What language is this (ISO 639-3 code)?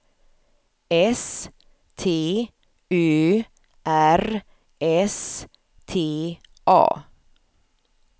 swe